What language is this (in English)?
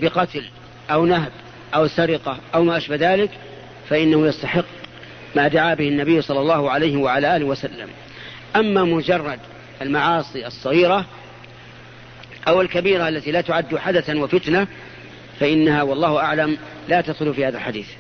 Arabic